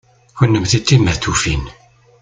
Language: Kabyle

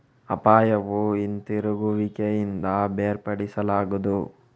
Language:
Kannada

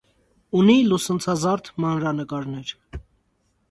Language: Armenian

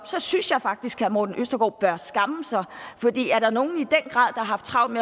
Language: Danish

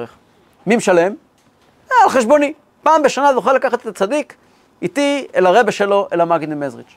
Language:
Hebrew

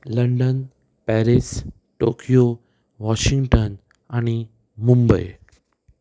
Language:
Konkani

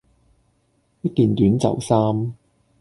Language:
Cantonese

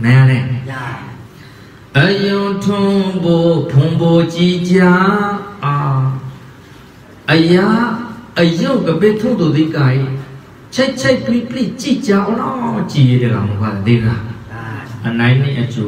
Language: Thai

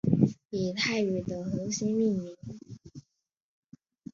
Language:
Chinese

